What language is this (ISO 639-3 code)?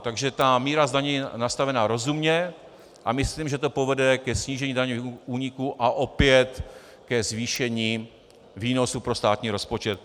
ces